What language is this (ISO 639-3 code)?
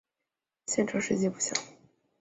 zho